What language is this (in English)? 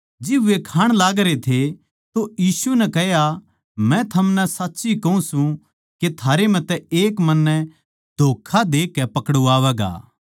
Haryanvi